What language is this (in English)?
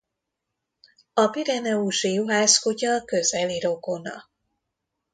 Hungarian